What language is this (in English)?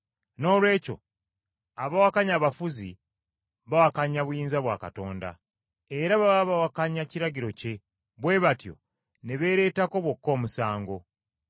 Ganda